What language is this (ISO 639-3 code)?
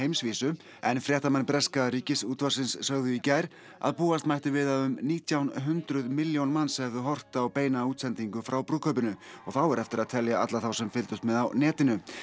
isl